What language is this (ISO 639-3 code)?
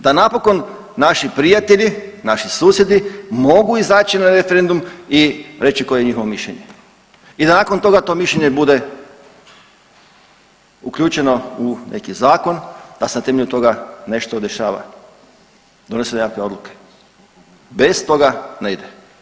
hrv